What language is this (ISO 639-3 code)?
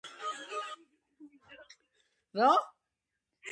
kat